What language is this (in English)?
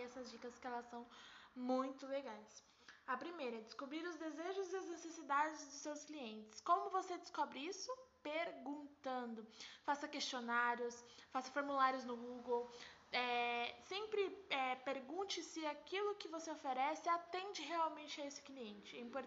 Portuguese